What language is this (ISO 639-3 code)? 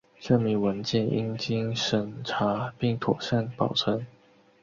zho